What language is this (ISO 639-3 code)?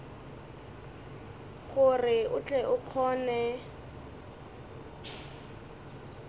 nso